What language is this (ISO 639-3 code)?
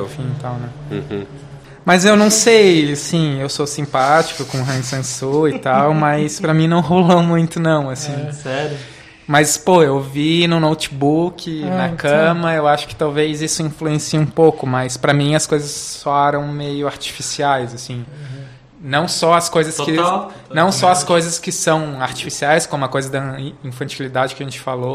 por